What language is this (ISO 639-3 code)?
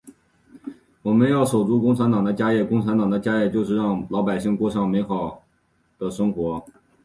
zho